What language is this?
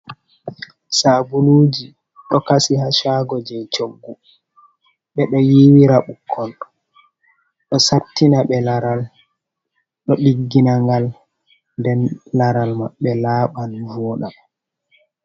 Fula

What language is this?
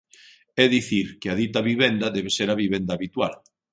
Galician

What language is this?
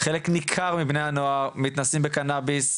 Hebrew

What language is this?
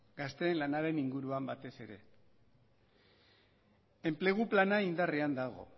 Basque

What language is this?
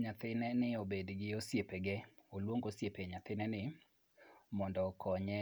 Luo (Kenya and Tanzania)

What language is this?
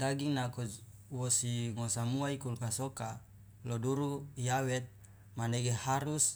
Loloda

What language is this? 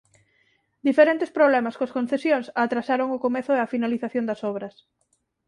Galician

